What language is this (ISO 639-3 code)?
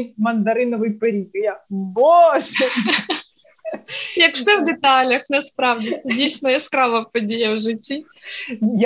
ukr